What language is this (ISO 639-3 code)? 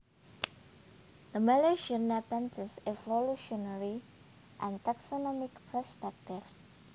jav